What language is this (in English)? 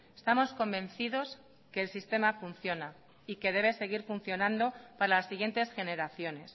Spanish